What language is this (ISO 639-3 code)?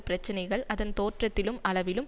tam